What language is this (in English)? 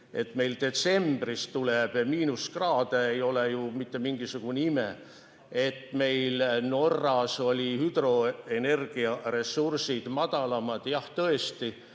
Estonian